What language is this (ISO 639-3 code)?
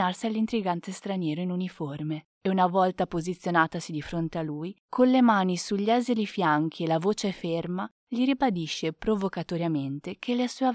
ita